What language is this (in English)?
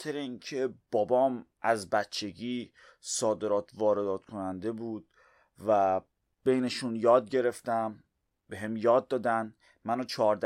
Persian